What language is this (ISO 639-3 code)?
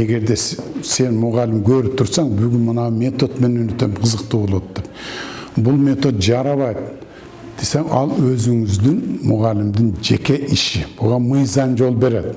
tur